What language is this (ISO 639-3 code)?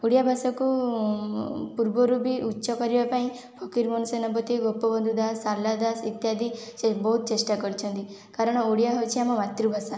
ori